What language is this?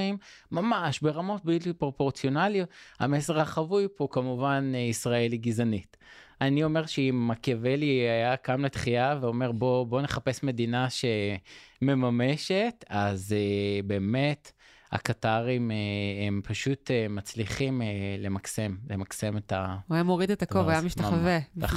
Hebrew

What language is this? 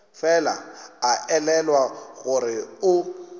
Northern Sotho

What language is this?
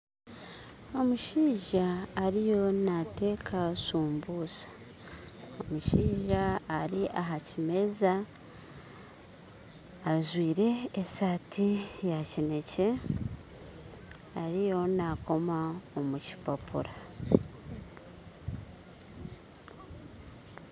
Nyankole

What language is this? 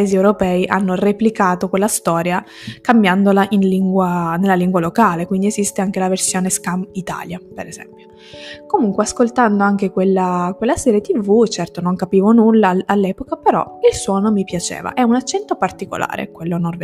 Italian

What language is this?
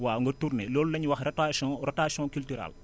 Wolof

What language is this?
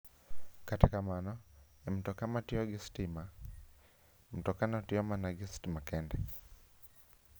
Luo (Kenya and Tanzania)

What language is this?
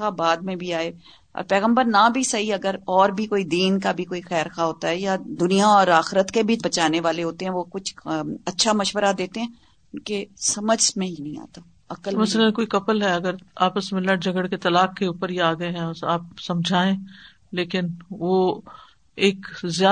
Urdu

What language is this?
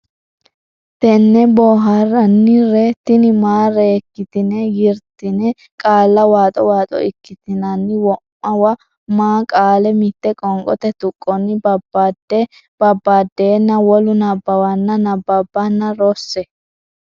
Sidamo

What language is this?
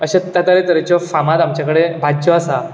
Konkani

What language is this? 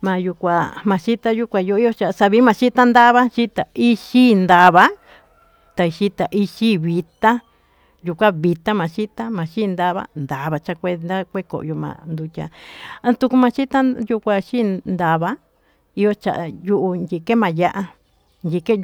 Tututepec Mixtec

